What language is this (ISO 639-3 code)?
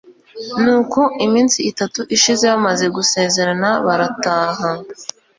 kin